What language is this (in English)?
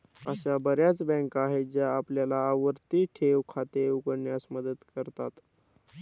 Marathi